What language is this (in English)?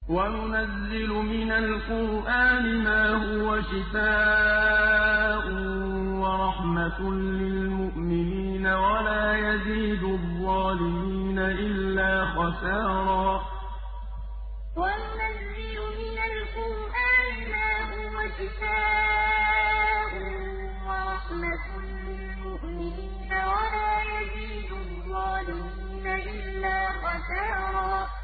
Arabic